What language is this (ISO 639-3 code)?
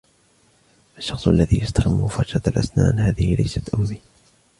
ara